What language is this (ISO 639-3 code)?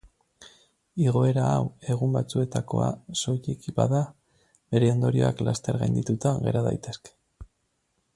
eus